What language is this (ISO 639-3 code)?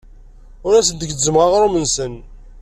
kab